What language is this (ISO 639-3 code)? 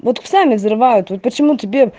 rus